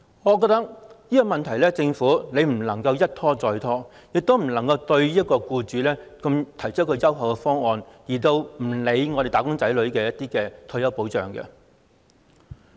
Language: Cantonese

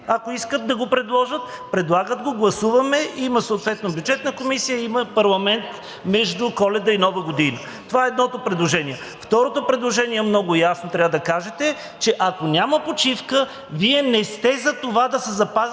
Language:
Bulgarian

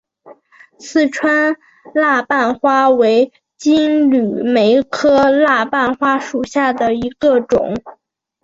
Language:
Chinese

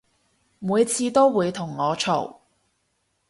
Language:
Cantonese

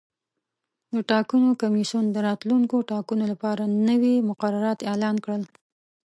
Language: Pashto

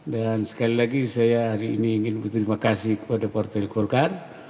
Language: Indonesian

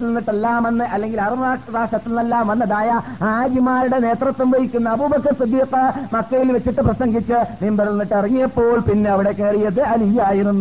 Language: Malayalam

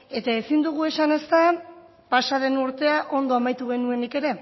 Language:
Basque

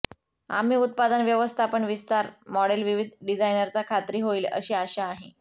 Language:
Marathi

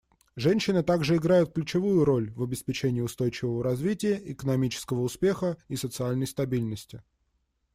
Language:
Russian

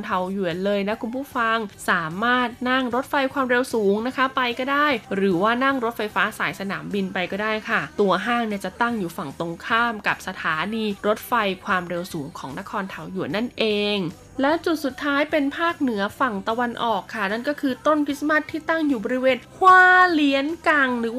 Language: Thai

